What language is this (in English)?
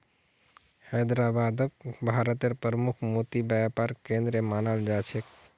Magahi